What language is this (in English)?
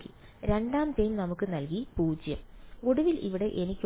Malayalam